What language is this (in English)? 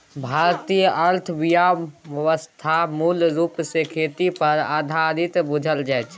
Maithili